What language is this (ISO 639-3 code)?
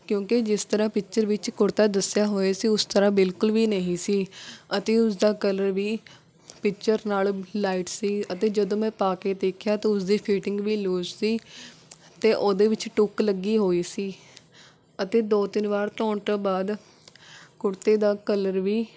pan